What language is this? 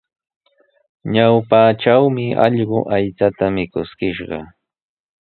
Sihuas Ancash Quechua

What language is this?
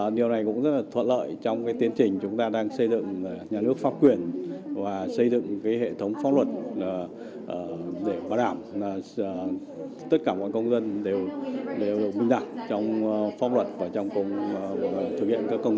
Vietnamese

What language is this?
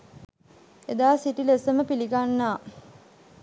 Sinhala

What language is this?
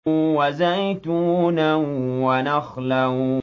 Arabic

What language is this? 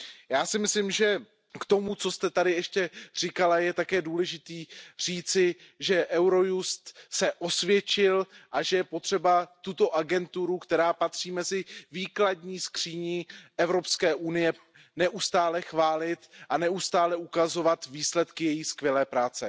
Czech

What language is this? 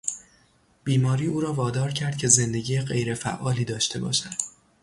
Persian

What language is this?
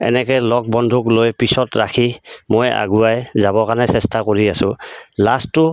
Assamese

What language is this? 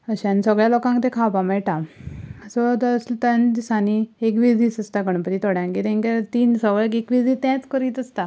Konkani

